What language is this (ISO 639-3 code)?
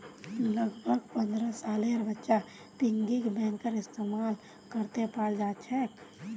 mag